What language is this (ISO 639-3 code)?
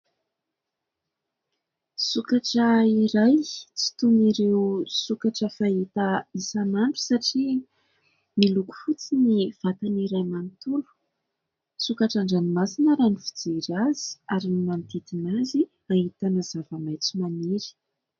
mlg